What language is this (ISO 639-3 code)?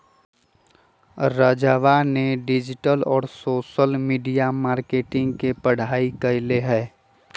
mag